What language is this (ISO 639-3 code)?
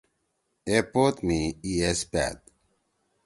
trw